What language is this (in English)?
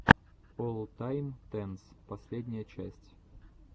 Russian